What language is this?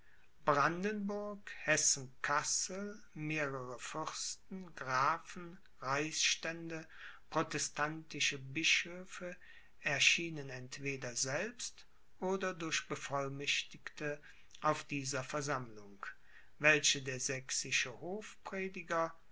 German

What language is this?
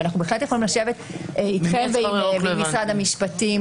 Hebrew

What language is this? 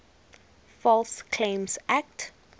English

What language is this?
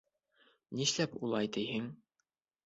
Bashkir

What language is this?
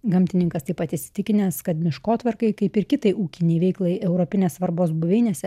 Lithuanian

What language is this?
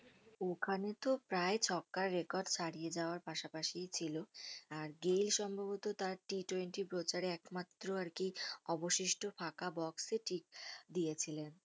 Bangla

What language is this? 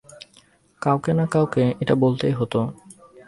Bangla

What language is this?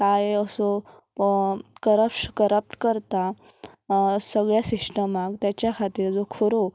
Konkani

